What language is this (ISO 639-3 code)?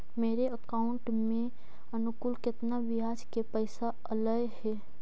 mag